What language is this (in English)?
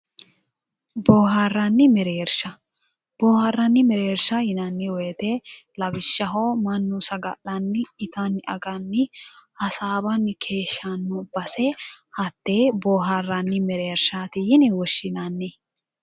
Sidamo